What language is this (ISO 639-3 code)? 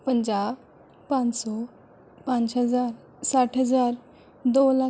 pan